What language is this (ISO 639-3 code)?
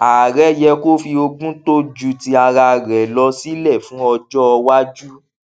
yor